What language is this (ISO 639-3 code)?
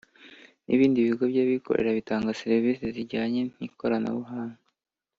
kin